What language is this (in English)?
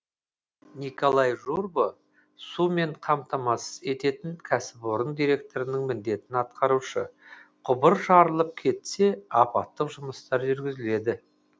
Kazakh